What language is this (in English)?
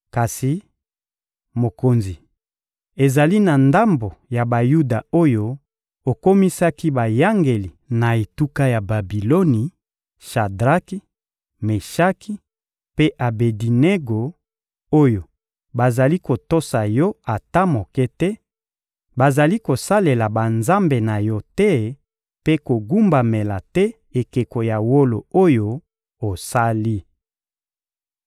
Lingala